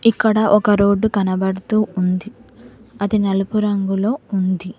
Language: Telugu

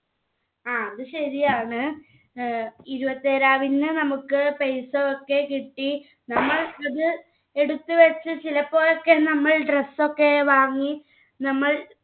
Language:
Malayalam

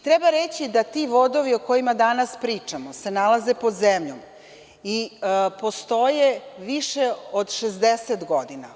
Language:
Serbian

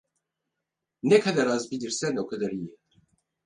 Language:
Turkish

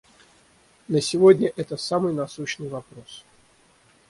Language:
Russian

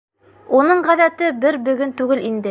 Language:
Bashkir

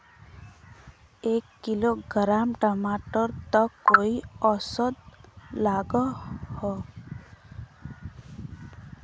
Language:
Magahi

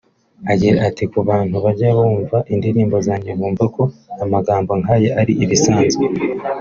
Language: Kinyarwanda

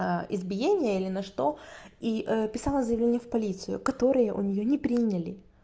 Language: Russian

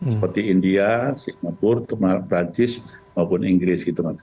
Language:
Indonesian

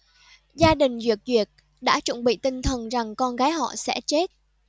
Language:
Vietnamese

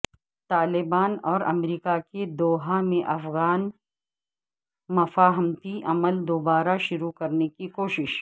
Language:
Urdu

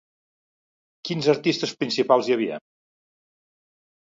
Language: Catalan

